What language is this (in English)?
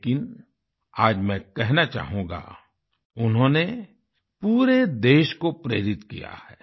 Hindi